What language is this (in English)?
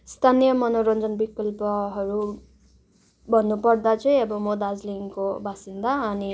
Nepali